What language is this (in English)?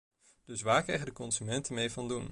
Dutch